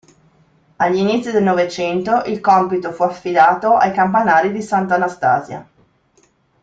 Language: Italian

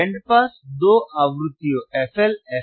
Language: Hindi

